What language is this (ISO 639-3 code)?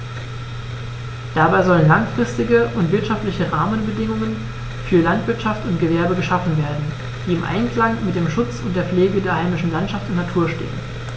deu